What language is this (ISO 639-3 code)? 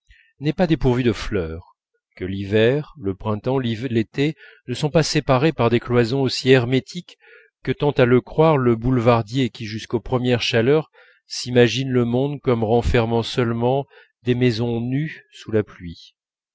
fra